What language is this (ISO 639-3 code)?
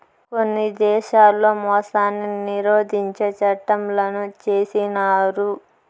tel